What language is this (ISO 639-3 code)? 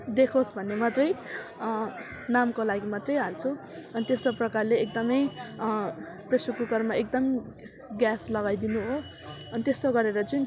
nep